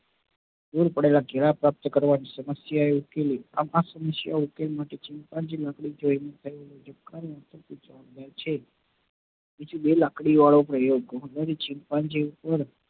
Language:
Gujarati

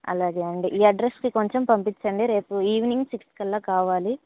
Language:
Telugu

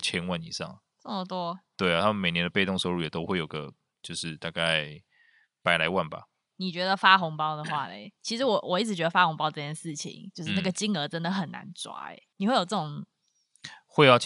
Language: Chinese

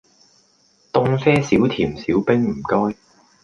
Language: Cantonese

